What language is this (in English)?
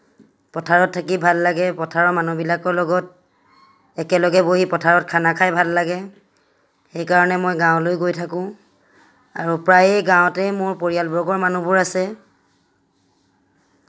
Assamese